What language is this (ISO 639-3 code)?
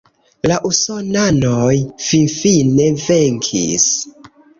epo